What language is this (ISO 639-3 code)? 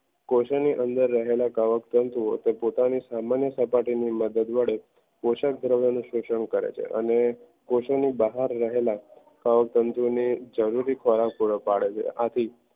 guj